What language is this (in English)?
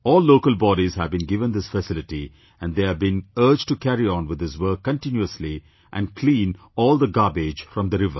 English